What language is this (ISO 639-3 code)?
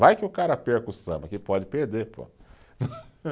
por